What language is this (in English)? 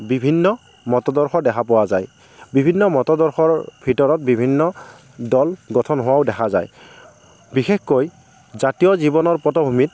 Assamese